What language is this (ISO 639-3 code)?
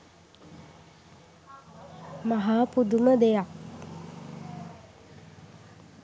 sin